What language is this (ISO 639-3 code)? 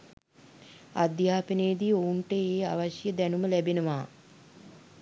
sin